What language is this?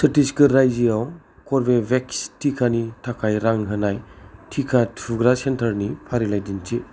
Bodo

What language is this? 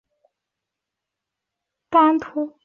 Chinese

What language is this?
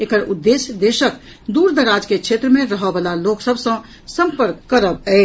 Maithili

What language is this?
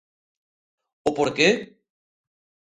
Galician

